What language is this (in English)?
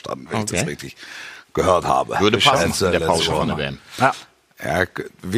German